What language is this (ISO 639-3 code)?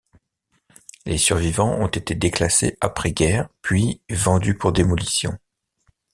fra